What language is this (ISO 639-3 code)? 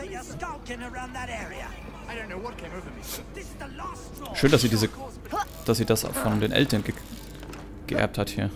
deu